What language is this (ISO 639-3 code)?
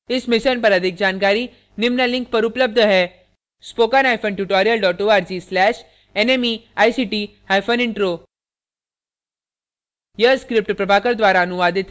hin